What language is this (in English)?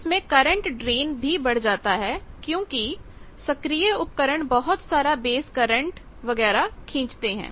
Hindi